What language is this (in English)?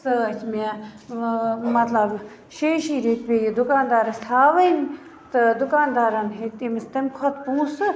Kashmiri